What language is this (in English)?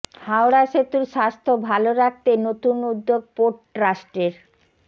Bangla